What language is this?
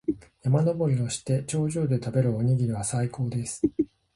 Japanese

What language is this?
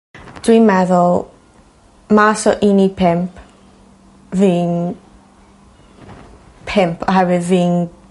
Welsh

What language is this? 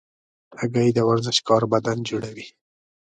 Pashto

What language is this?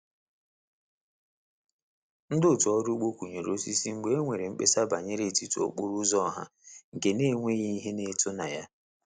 Igbo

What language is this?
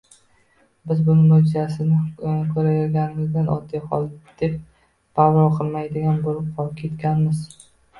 Uzbek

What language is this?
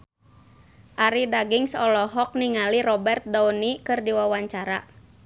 Sundanese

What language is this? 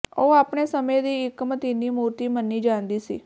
Punjabi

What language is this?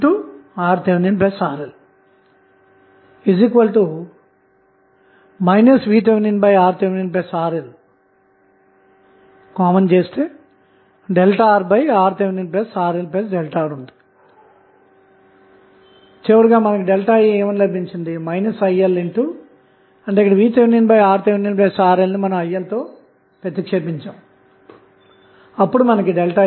Telugu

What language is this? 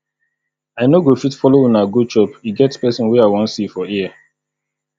Nigerian Pidgin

